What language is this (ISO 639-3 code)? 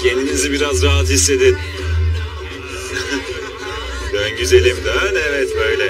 tur